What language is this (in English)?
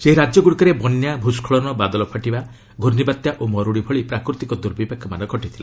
Odia